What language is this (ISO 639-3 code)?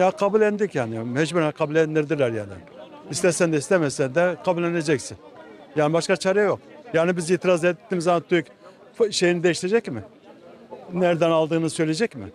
tur